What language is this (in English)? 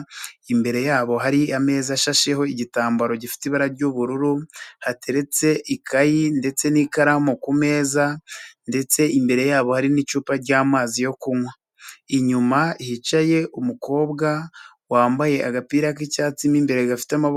Kinyarwanda